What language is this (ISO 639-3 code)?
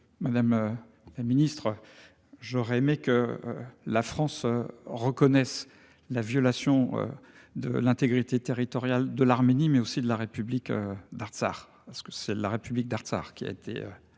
fra